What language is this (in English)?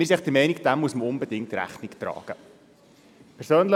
Swiss German